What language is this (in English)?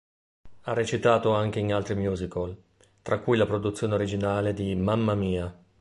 Italian